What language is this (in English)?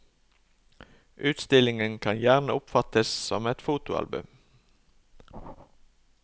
Norwegian